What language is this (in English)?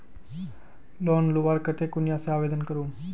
Magahi